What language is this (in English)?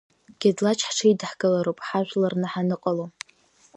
Abkhazian